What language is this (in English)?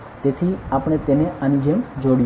Gujarati